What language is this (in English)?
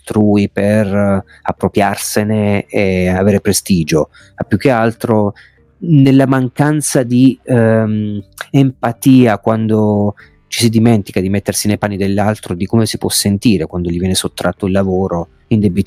Italian